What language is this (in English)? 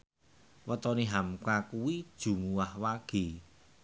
Javanese